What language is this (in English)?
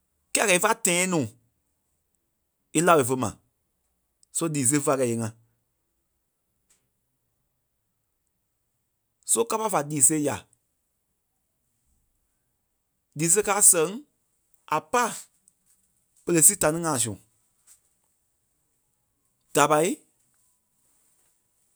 Kpelle